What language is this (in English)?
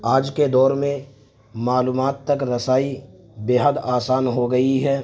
Urdu